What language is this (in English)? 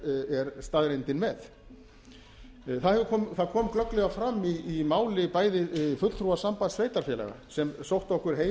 Icelandic